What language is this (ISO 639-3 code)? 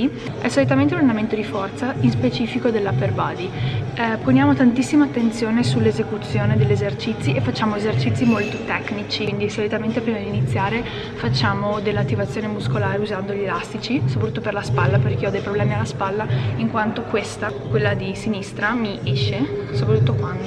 ita